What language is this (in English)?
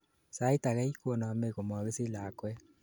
Kalenjin